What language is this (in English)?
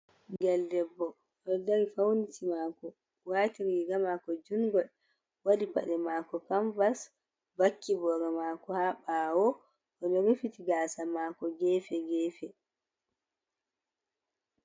Fula